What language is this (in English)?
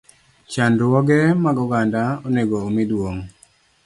Luo (Kenya and Tanzania)